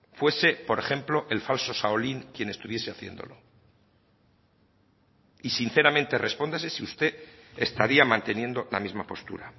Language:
Spanish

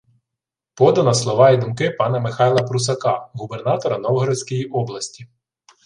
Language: Ukrainian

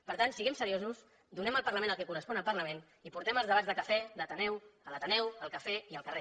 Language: Catalan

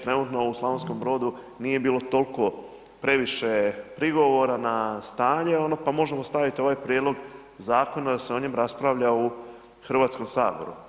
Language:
Croatian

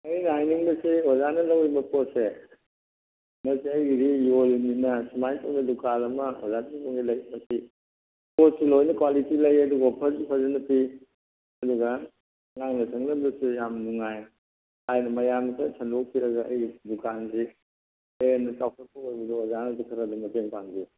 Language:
Manipuri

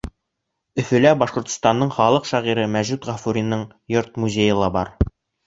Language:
Bashkir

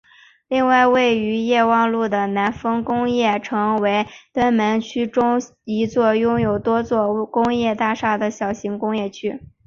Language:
Chinese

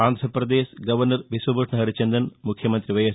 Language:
Telugu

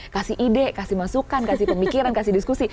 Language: Indonesian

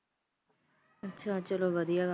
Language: Punjabi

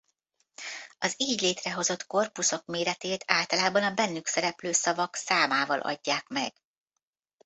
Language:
Hungarian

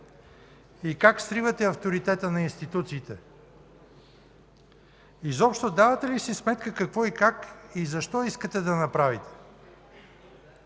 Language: Bulgarian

